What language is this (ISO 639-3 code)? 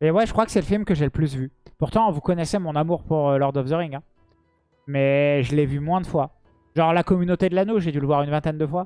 fra